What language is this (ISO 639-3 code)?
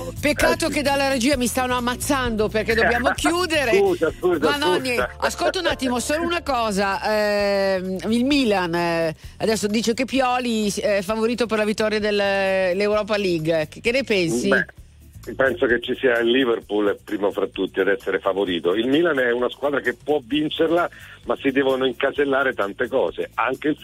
ita